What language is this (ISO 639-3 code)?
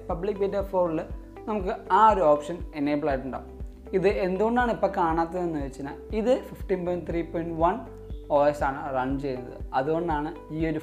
mal